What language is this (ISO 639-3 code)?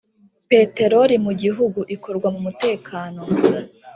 kin